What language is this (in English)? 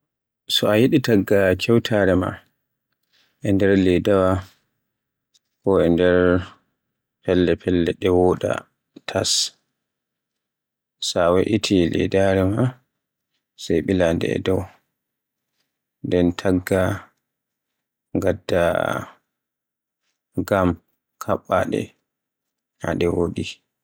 Borgu Fulfulde